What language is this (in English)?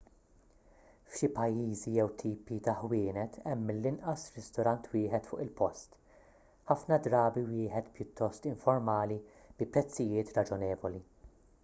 Maltese